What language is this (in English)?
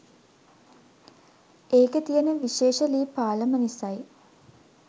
Sinhala